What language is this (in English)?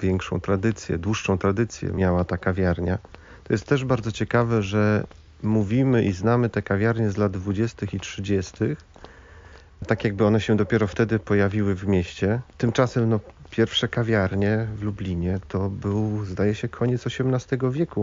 Polish